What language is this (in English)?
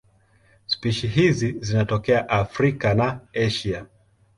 Swahili